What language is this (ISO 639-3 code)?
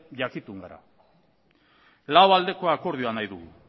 eus